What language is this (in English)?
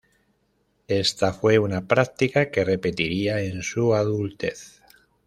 Spanish